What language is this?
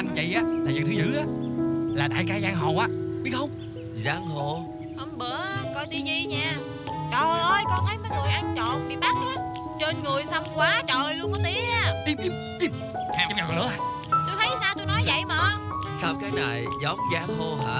Vietnamese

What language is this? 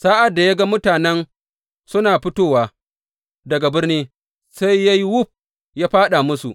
Hausa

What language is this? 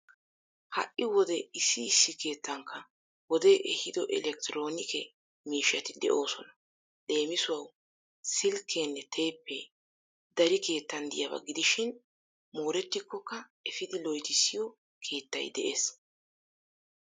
Wolaytta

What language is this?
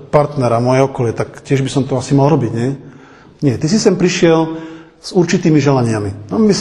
Slovak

